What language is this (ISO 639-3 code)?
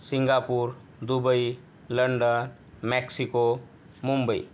mar